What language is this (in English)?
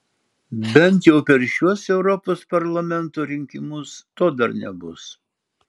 Lithuanian